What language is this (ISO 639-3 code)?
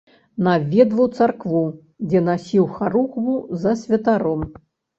bel